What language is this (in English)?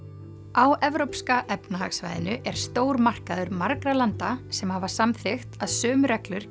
Icelandic